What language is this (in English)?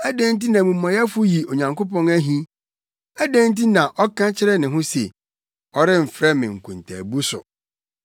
Akan